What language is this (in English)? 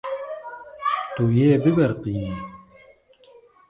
Kurdish